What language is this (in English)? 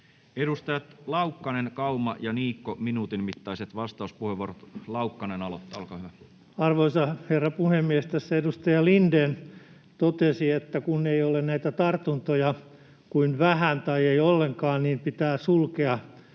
Finnish